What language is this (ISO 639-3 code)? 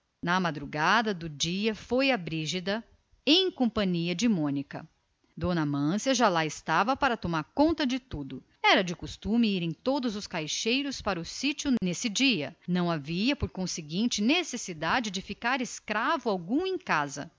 por